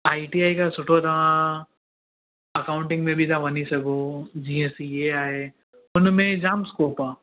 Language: Sindhi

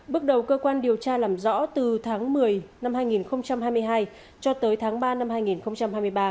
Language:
Vietnamese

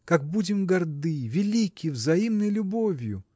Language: Russian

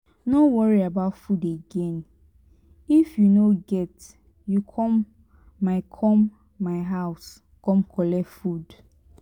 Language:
Nigerian Pidgin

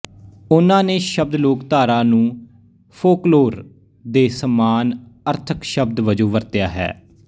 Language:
Punjabi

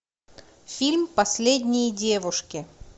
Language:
Russian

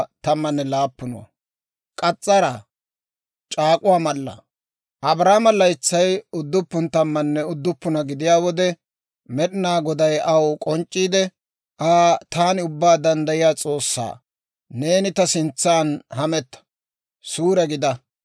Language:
Dawro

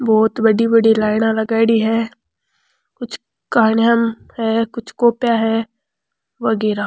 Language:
Rajasthani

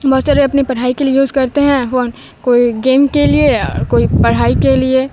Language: Urdu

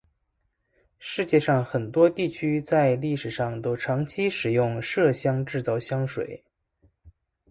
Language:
Chinese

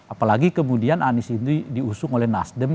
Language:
Indonesian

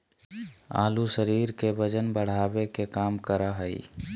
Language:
Magahi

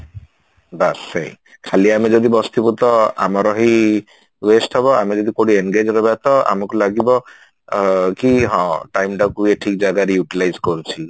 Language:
Odia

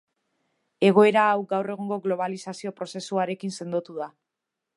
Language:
Basque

